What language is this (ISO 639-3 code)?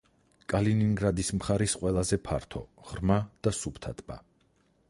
kat